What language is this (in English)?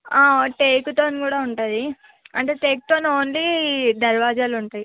Telugu